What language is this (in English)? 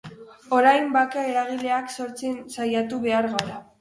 Basque